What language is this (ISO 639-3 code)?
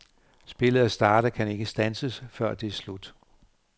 dan